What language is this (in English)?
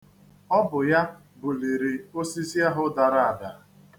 Igbo